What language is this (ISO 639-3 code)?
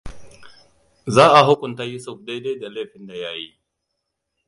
hau